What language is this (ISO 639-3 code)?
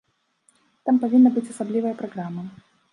bel